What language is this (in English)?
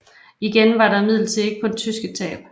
Danish